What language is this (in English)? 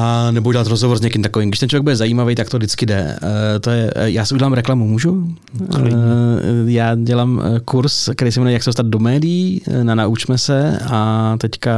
Czech